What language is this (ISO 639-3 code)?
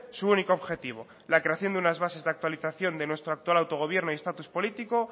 spa